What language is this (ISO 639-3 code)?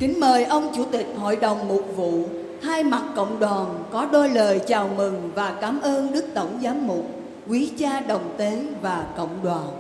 vie